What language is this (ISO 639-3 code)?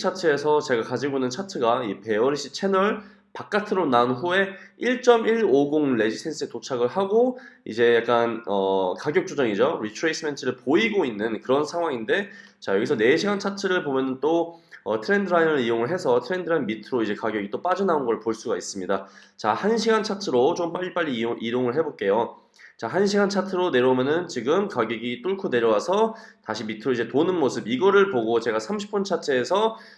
kor